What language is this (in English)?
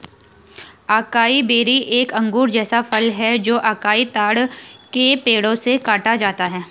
Hindi